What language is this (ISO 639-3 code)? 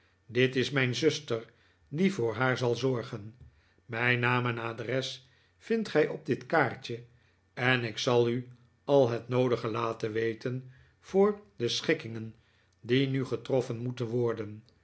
nld